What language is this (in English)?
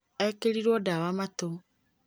Kikuyu